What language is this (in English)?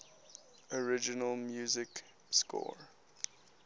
English